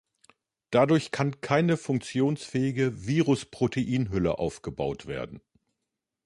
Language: German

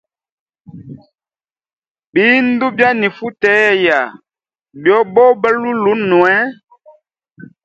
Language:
Hemba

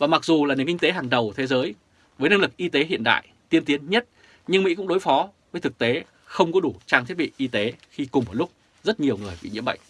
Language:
Vietnamese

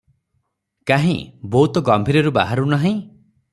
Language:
Odia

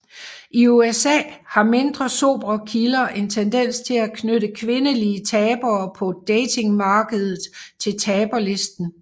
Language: Danish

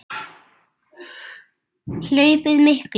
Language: Icelandic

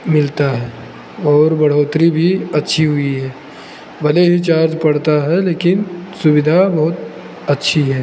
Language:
Hindi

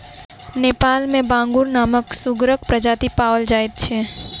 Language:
Maithili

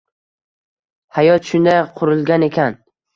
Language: Uzbek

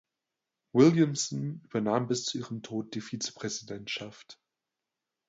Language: German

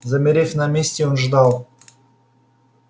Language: Russian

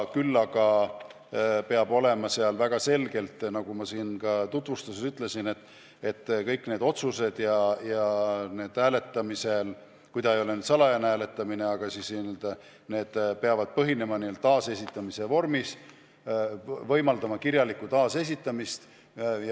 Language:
Estonian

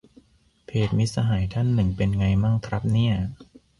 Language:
Thai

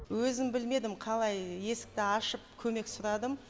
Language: Kazakh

